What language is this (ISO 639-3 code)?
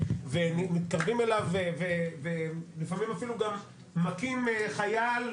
heb